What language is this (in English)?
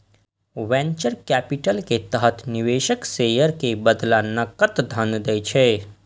Maithili